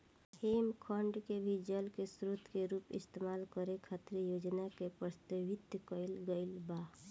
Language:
Bhojpuri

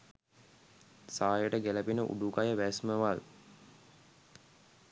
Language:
Sinhala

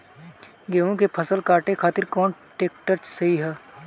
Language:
Bhojpuri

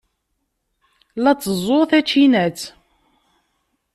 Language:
Kabyle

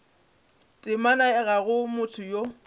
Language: Northern Sotho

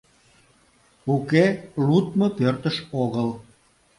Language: Mari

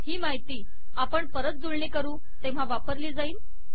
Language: Marathi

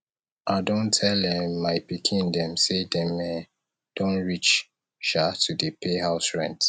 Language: Nigerian Pidgin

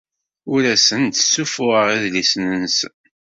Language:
Kabyle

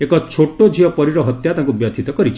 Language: Odia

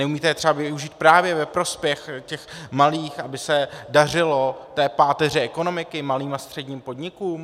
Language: Czech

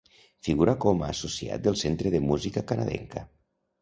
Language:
Catalan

